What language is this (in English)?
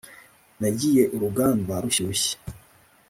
Kinyarwanda